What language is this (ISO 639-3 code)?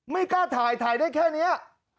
tha